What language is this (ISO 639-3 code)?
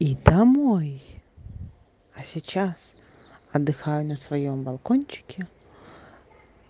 rus